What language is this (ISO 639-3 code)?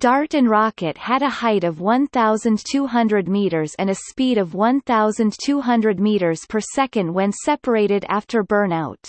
eng